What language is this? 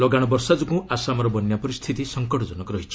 Odia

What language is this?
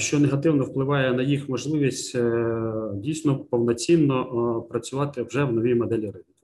Ukrainian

